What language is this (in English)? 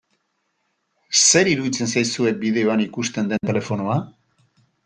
Basque